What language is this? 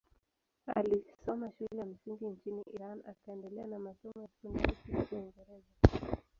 Swahili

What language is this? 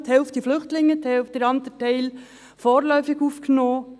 Swiss German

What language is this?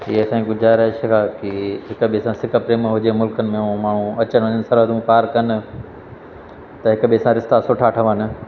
Sindhi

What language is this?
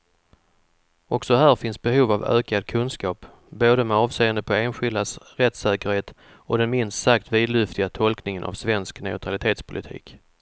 Swedish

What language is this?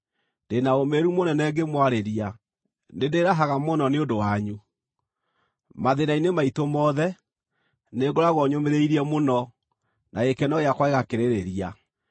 Kikuyu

